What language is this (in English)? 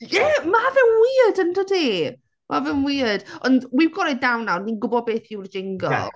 Welsh